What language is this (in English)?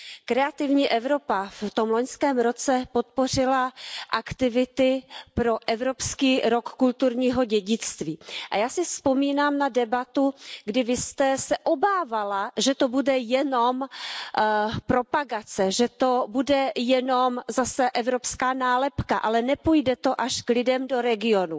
Czech